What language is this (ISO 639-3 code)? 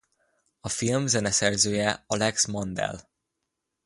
hun